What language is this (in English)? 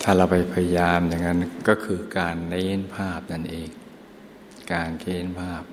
Thai